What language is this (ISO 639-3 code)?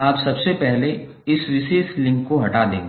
hin